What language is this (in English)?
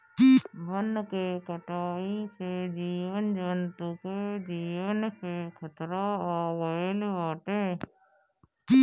Bhojpuri